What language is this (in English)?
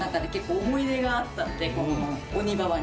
Japanese